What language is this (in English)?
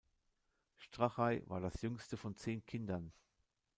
German